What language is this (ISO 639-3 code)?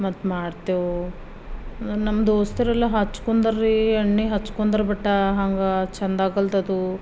kan